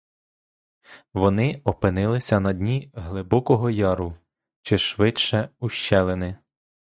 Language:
Ukrainian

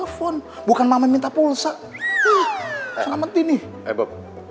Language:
Indonesian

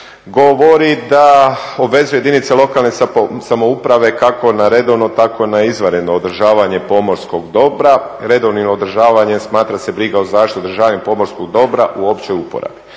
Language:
Croatian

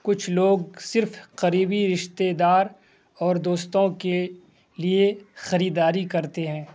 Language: Urdu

